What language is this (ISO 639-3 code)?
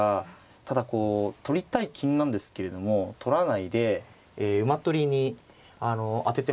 jpn